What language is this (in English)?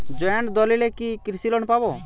Bangla